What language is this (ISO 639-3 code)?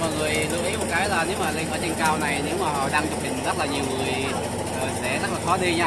vie